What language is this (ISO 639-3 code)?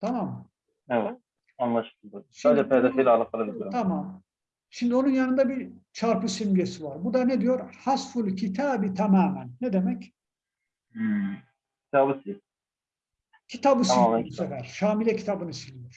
tur